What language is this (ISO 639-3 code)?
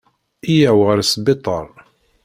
kab